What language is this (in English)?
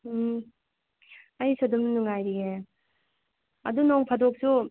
Manipuri